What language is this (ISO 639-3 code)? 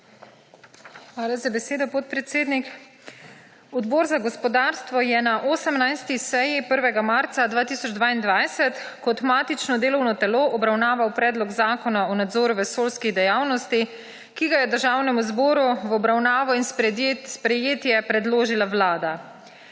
slv